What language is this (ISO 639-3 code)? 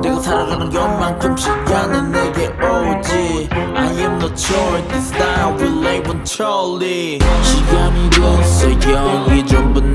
kor